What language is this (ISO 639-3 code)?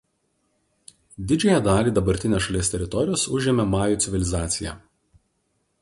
lit